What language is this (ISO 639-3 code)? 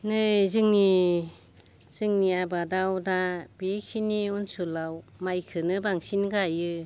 brx